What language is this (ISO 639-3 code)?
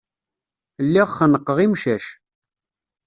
kab